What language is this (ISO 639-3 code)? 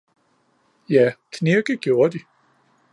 dan